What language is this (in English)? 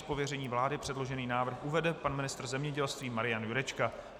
Czech